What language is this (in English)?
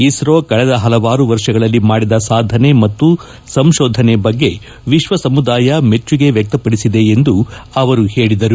Kannada